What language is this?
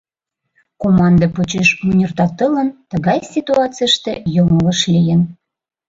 Mari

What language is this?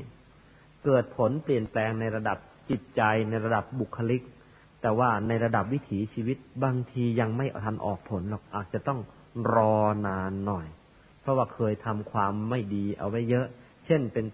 Thai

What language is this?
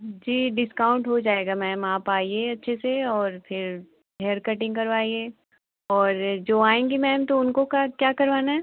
Hindi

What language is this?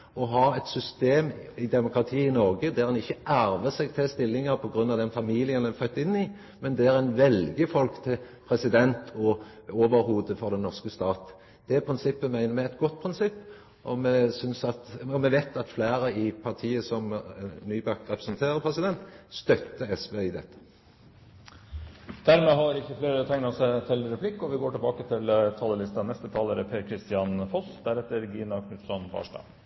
Norwegian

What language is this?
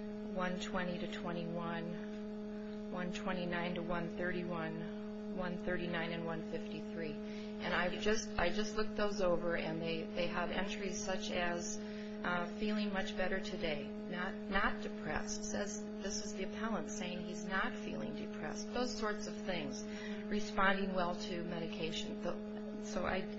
English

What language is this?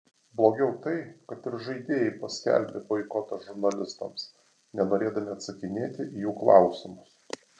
Lithuanian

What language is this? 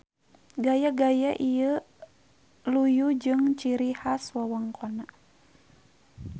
Sundanese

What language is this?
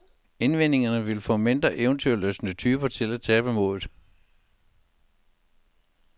Danish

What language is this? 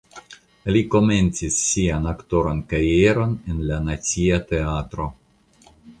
Esperanto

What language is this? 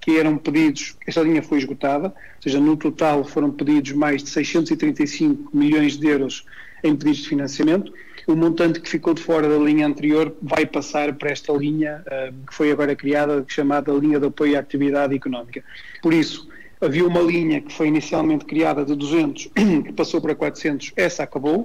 Portuguese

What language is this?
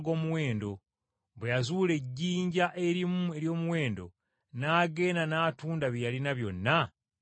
Ganda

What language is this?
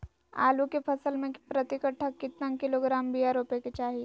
Magahi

